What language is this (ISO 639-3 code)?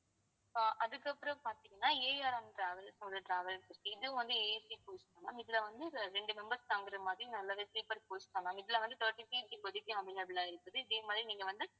tam